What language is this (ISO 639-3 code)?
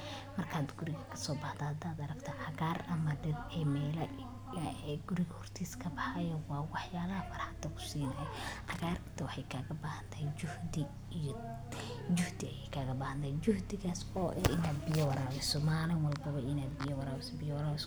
som